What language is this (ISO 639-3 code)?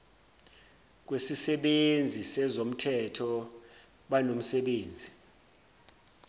zul